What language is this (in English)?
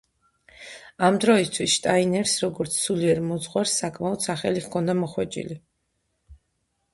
Georgian